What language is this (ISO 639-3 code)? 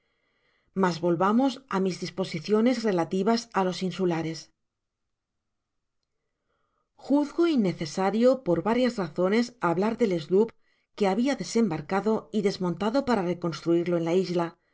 spa